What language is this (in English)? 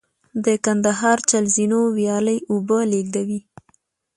Pashto